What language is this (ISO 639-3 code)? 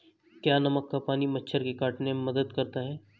hin